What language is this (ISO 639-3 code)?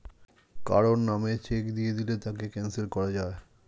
ben